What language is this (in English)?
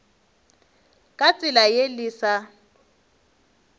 Northern Sotho